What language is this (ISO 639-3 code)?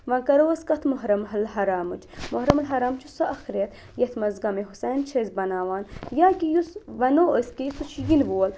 kas